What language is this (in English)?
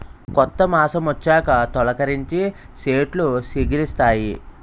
Telugu